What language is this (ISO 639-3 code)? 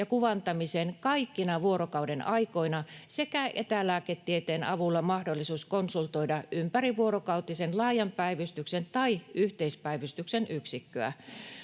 fin